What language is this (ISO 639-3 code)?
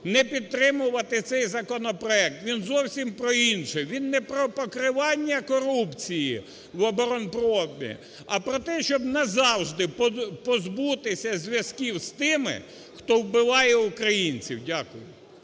ukr